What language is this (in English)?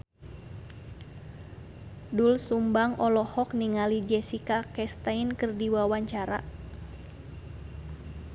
Sundanese